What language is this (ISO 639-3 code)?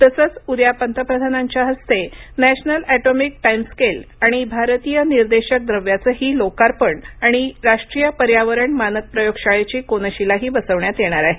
mar